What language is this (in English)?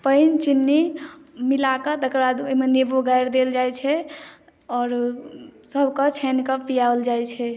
Maithili